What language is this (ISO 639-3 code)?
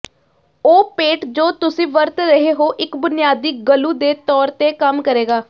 pan